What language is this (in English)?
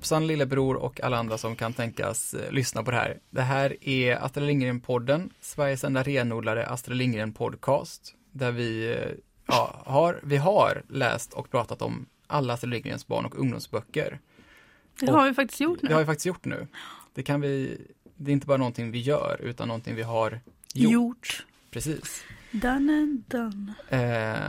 Swedish